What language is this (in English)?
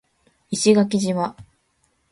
Japanese